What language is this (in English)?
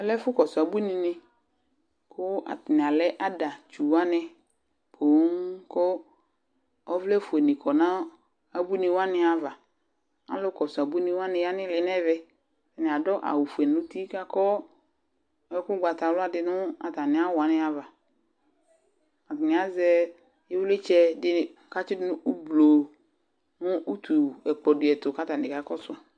Ikposo